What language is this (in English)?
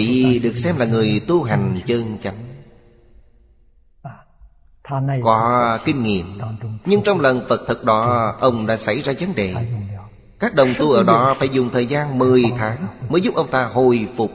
Vietnamese